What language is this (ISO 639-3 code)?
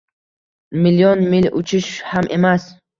uzb